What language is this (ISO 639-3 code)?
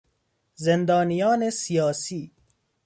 fas